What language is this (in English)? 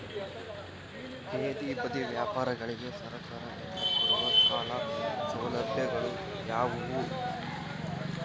Kannada